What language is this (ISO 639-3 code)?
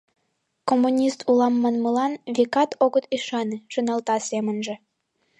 chm